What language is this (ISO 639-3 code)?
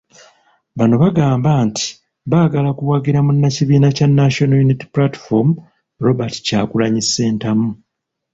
lug